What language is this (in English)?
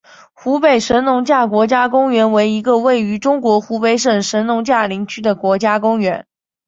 Chinese